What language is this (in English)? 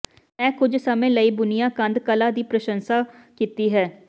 Punjabi